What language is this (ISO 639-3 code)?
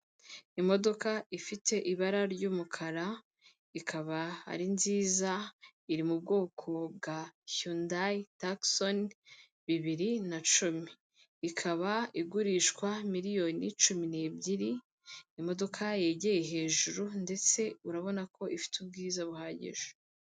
kin